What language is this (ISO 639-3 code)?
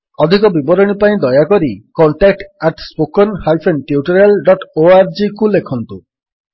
ori